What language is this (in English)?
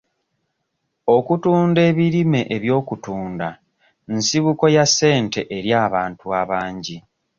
Ganda